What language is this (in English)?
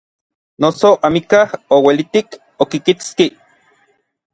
Orizaba Nahuatl